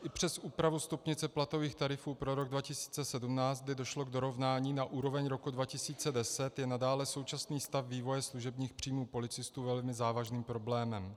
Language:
Czech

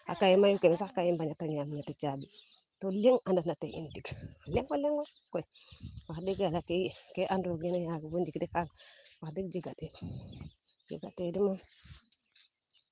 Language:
Serer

